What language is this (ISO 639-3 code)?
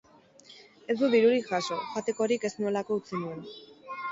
eus